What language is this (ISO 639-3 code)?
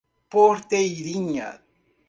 por